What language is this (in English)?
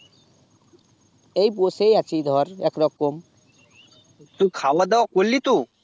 Bangla